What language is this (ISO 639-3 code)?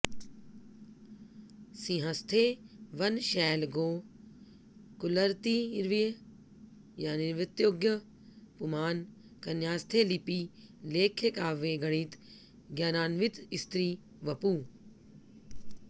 san